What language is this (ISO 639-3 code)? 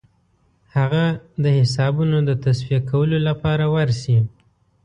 pus